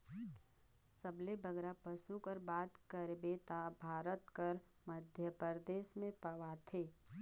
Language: Chhattisgarhi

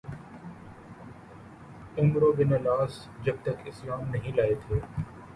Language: Urdu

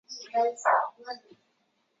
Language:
Chinese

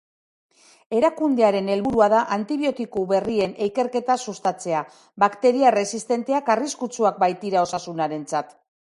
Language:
Basque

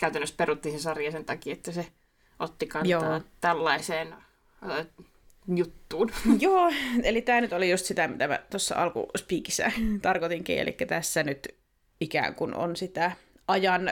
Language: Finnish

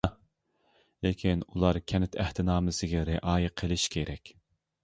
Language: Uyghur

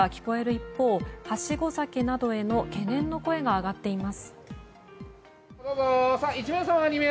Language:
Japanese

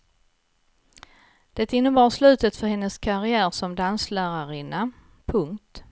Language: Swedish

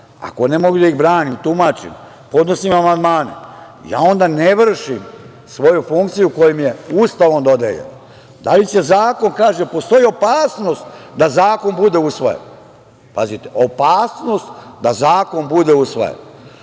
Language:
Serbian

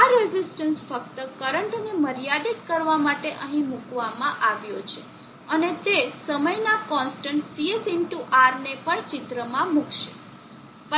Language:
Gujarati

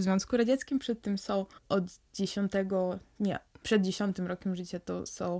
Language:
Polish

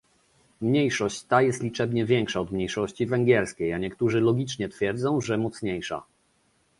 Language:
Polish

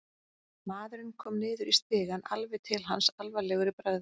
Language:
Icelandic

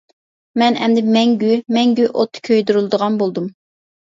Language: Uyghur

